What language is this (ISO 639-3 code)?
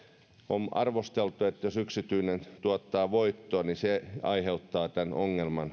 fin